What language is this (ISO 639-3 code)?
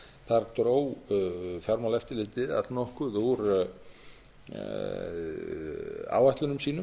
isl